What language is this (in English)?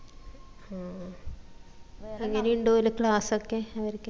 Malayalam